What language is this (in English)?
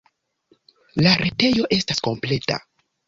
Esperanto